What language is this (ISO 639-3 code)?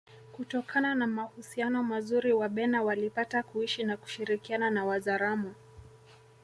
swa